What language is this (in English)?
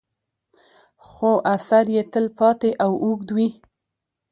Pashto